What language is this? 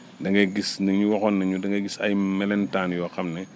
Wolof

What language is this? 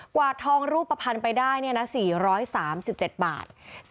Thai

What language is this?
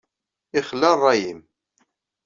Kabyle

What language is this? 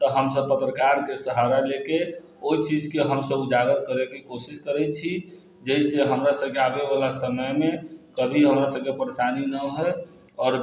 Maithili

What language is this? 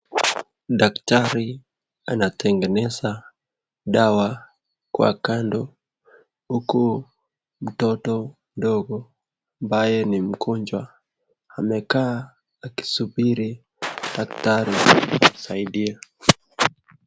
Swahili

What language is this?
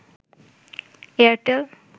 Bangla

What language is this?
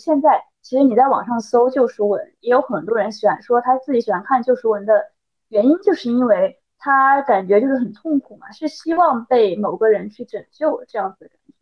Chinese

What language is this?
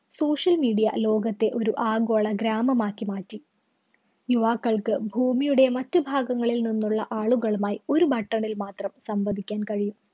Malayalam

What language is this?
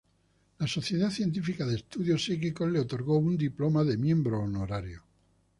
Spanish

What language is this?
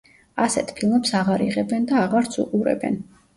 Georgian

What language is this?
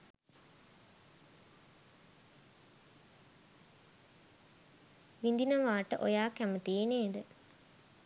Sinhala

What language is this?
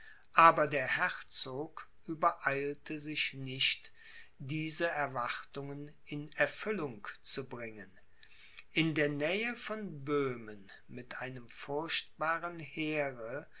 German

